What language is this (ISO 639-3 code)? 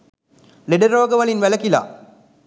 sin